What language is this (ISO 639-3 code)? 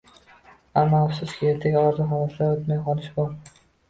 uzb